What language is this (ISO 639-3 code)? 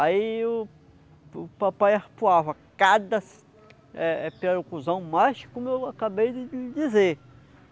por